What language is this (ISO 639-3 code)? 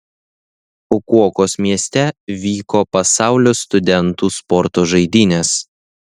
lit